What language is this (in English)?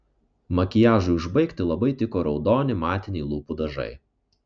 Lithuanian